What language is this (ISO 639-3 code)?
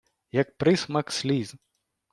ukr